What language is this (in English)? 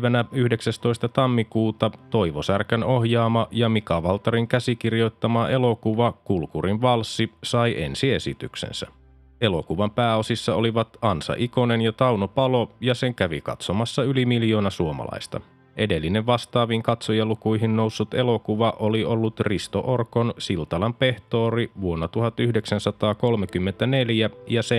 Finnish